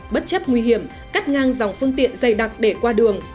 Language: Vietnamese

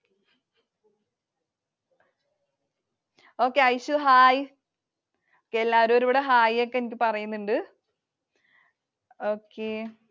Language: Malayalam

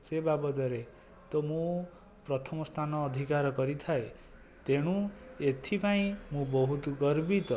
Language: Odia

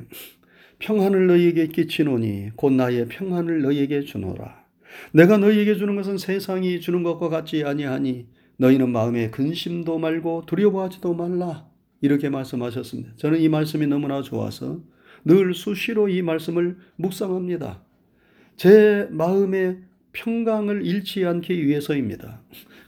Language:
Korean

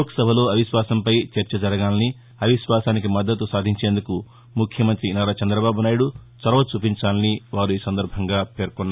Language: Telugu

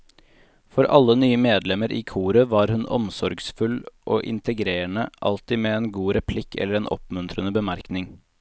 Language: Norwegian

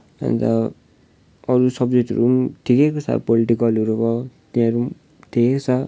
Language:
Nepali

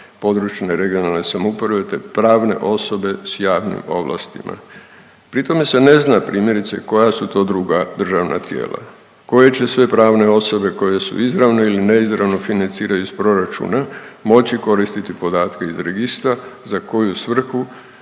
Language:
Croatian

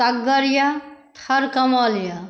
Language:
Maithili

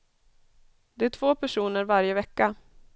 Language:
Swedish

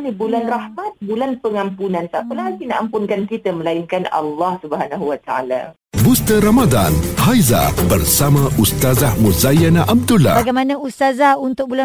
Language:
Malay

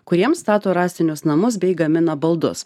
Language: Lithuanian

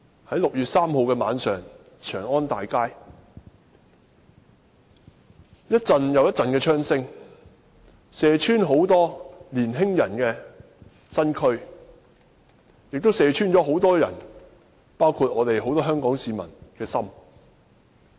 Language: Cantonese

